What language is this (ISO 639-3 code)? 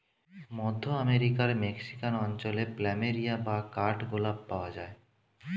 ben